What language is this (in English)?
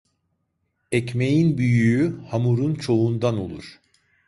Turkish